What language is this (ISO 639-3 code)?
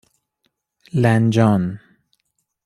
fas